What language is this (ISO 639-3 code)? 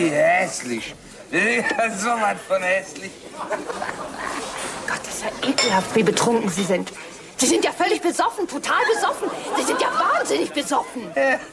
deu